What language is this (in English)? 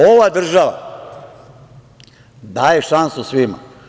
Serbian